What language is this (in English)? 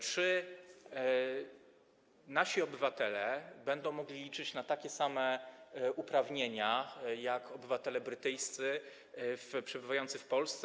Polish